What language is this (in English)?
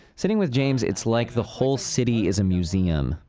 English